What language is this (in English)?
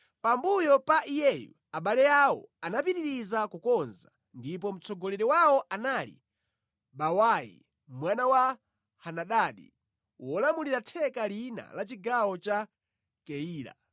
Nyanja